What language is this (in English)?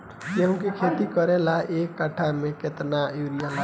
Bhojpuri